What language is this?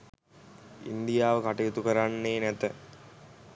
Sinhala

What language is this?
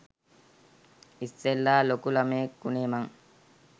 Sinhala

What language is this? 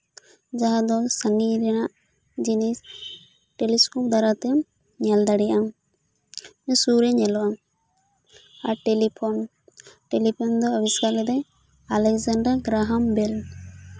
Santali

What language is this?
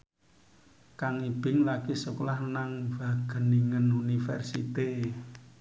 Javanese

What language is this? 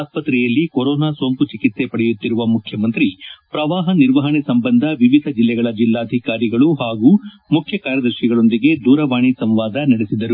Kannada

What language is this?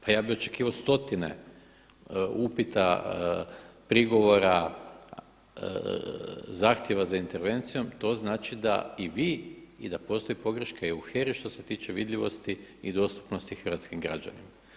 Croatian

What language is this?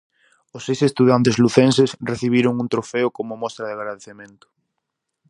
Galician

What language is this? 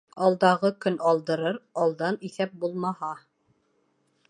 Bashkir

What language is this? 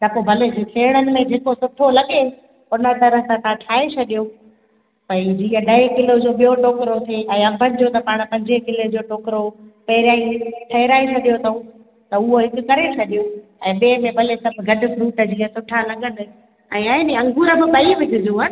Sindhi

